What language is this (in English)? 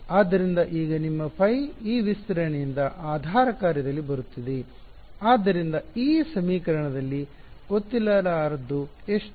Kannada